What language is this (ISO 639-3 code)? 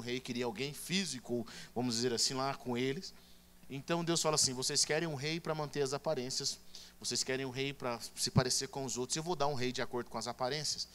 por